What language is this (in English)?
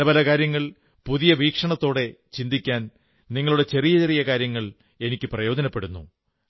Malayalam